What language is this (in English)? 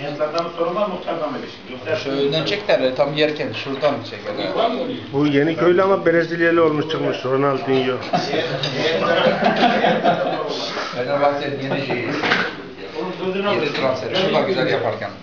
Turkish